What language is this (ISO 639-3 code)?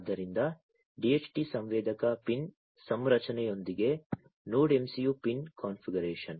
kan